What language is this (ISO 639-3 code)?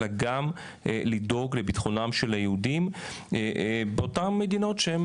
heb